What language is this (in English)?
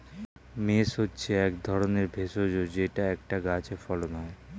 Bangla